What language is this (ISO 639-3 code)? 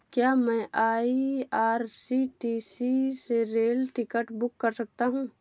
hin